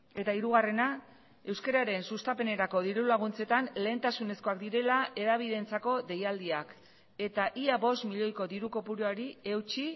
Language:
Basque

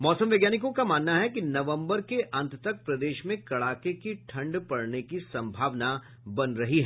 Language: Hindi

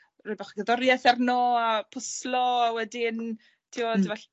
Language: Welsh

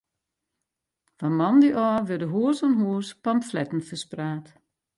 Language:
Western Frisian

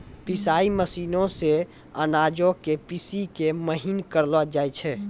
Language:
Maithili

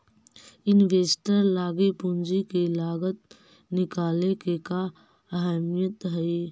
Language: Magahi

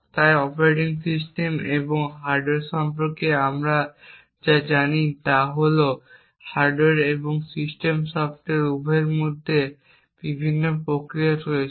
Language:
Bangla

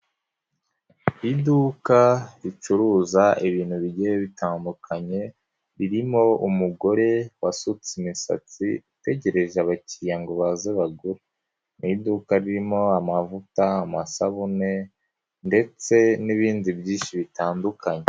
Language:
Kinyarwanda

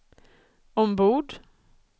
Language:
Swedish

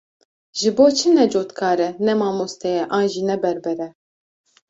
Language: Kurdish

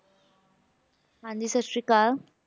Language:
Punjabi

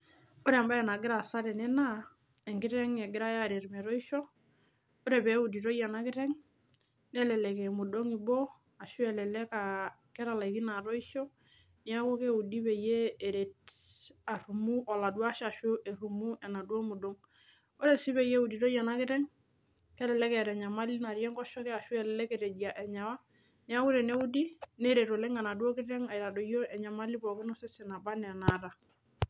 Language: Masai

